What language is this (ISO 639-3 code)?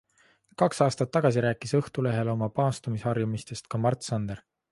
est